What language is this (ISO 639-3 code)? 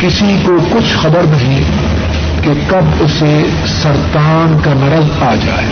urd